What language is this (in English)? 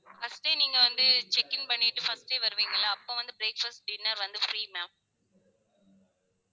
Tamil